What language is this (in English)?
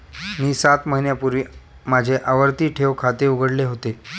Marathi